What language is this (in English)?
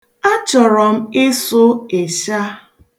Igbo